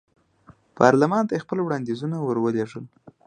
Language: Pashto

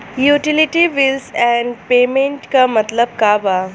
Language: Bhojpuri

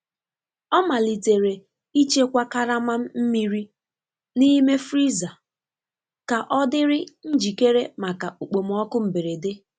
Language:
Igbo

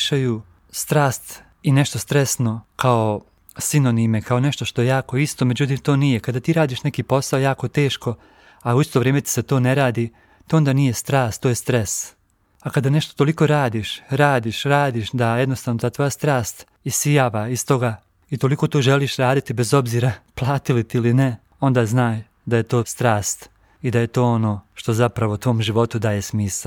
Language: Croatian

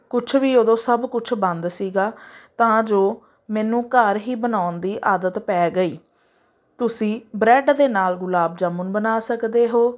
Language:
Punjabi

